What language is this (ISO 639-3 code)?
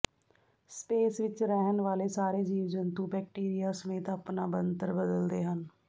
pan